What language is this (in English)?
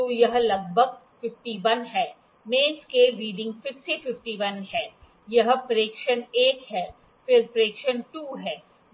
Hindi